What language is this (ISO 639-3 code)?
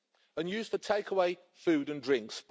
eng